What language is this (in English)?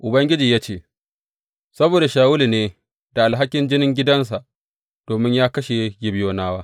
Hausa